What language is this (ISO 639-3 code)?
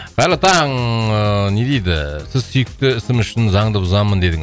kaz